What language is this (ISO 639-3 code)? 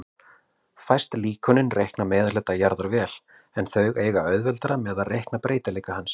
isl